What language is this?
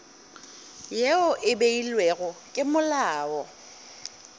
Northern Sotho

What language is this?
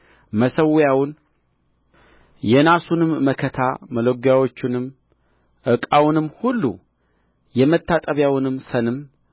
Amharic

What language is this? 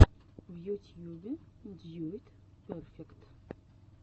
Russian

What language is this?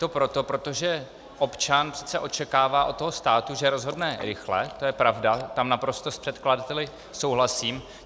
Czech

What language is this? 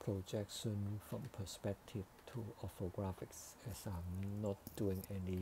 English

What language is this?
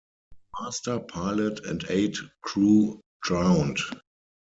English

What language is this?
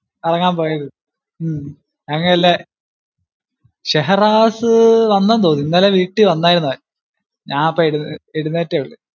Malayalam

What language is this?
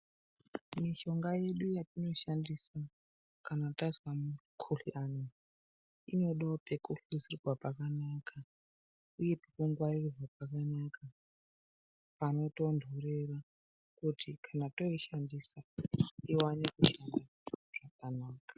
Ndau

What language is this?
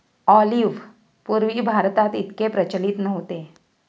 Marathi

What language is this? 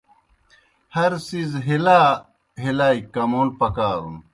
Kohistani Shina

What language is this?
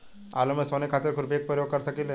Bhojpuri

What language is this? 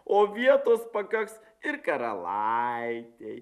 Lithuanian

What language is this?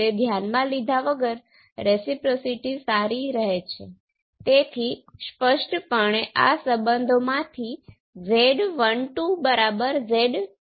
Gujarati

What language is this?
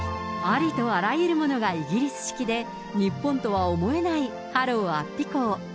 Japanese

